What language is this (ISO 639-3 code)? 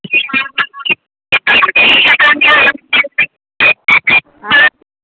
mai